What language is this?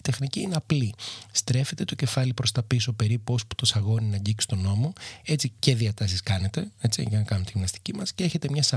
Greek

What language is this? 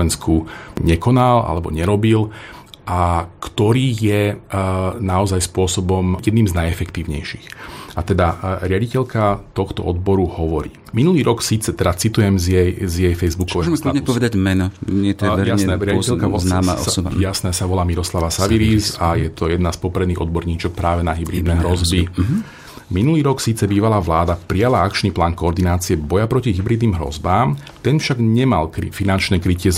Slovak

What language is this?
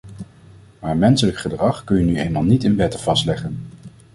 Dutch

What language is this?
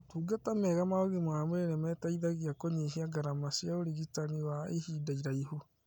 Kikuyu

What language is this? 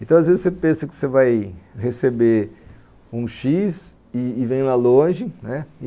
Portuguese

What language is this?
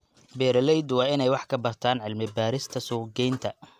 Somali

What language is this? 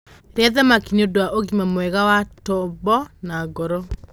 Kikuyu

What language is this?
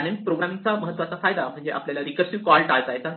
Marathi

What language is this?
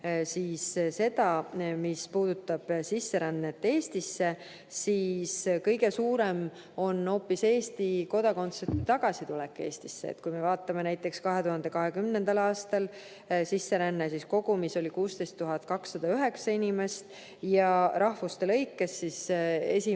Estonian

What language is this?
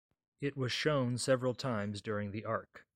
English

